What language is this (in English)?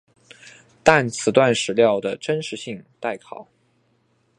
Chinese